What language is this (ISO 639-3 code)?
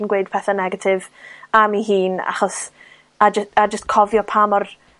cym